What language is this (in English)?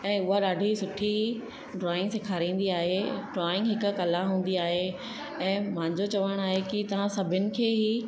Sindhi